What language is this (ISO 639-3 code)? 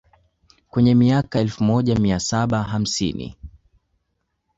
swa